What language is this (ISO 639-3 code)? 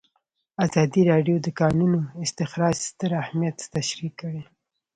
pus